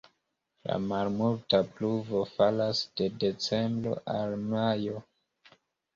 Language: Esperanto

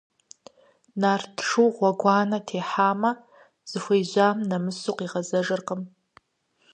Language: Kabardian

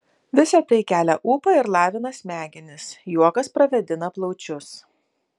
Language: Lithuanian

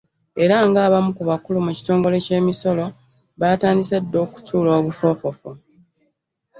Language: Ganda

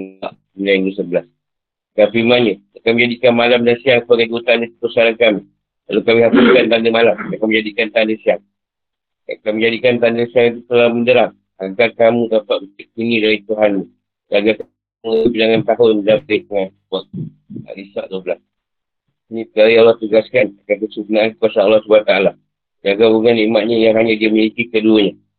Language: Malay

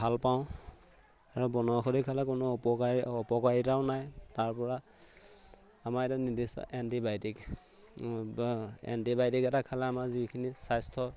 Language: Assamese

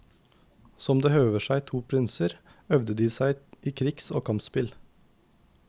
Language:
Norwegian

